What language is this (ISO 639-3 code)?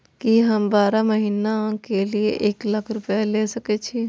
mai